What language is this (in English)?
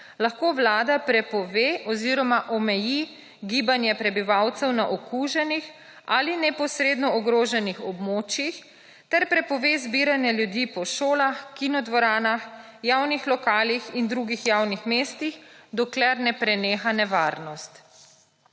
Slovenian